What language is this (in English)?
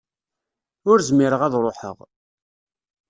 Kabyle